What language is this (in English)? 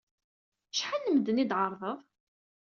Kabyle